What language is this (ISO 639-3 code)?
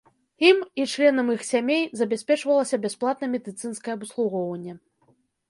bel